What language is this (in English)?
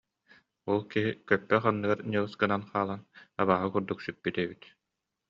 Yakut